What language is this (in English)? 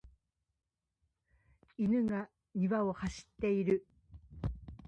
Japanese